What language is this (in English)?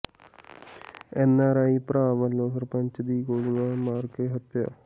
Punjabi